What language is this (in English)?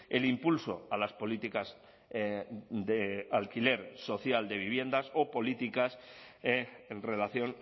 Spanish